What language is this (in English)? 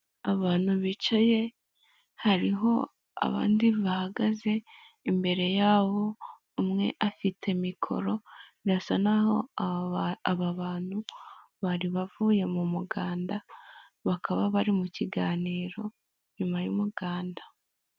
Kinyarwanda